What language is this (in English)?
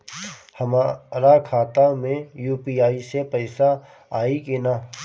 Bhojpuri